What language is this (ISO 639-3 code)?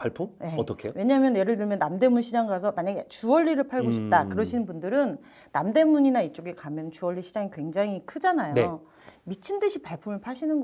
kor